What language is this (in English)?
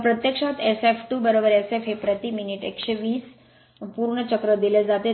Marathi